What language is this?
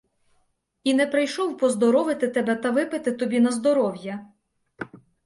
Ukrainian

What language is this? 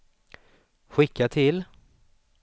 Swedish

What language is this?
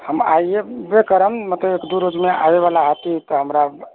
Maithili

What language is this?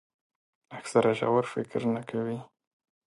Pashto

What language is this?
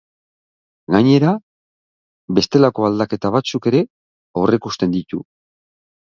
Basque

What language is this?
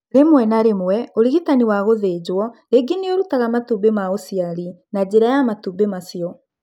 Kikuyu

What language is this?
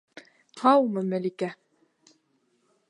Bashkir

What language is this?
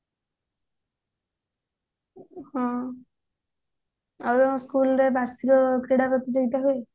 Odia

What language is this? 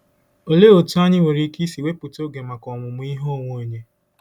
Igbo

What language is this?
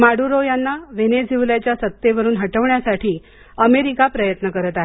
Marathi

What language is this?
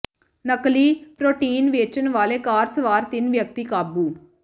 Punjabi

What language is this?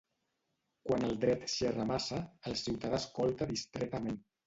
Catalan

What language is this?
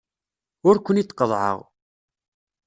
Kabyle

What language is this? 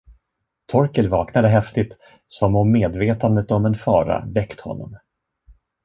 Swedish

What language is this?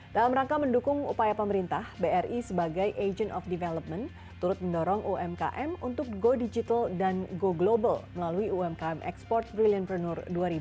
Indonesian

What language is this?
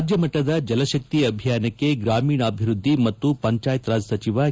Kannada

